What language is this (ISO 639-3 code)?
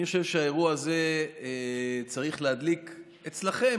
heb